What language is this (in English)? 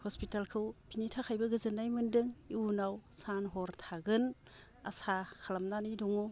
Bodo